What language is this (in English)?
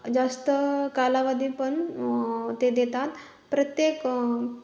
Marathi